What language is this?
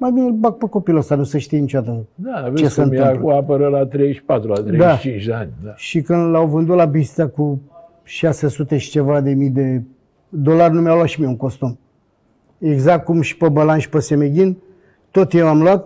Romanian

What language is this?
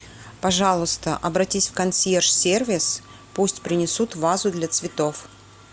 Russian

